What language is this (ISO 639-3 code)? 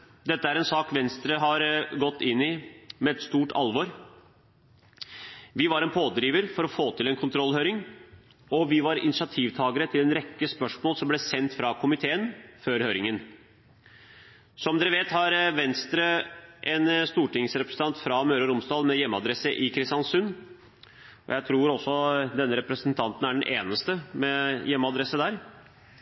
nob